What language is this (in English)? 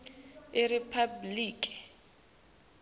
Swati